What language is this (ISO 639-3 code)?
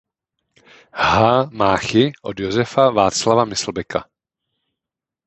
ces